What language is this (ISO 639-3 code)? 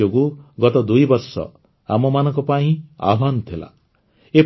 ori